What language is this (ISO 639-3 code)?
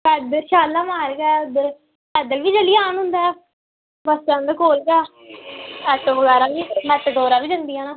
doi